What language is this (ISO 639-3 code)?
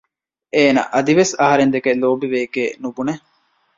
div